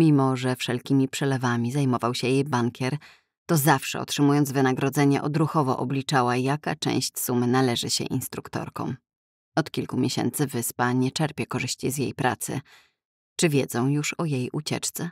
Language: Polish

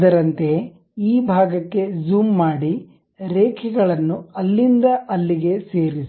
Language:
Kannada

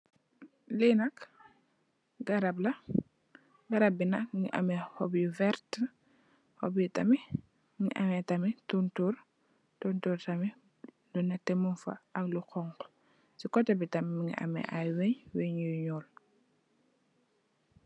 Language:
Wolof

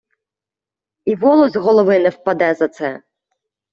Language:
Ukrainian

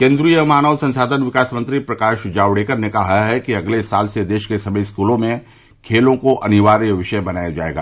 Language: Hindi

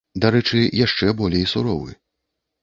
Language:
Belarusian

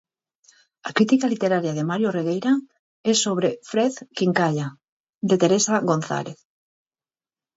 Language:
Galician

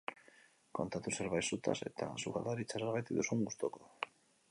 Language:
Basque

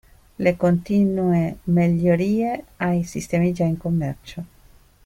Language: Italian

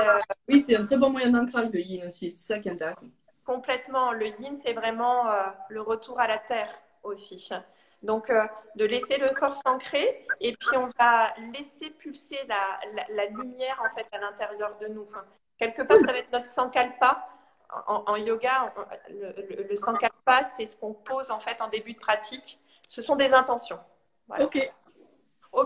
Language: French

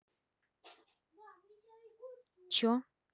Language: Russian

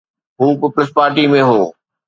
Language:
Sindhi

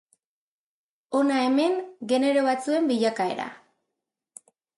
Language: Basque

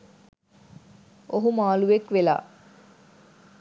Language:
Sinhala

